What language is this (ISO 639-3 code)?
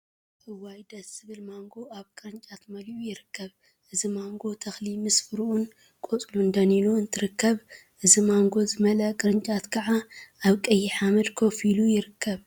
tir